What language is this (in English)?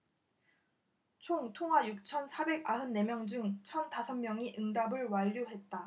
Korean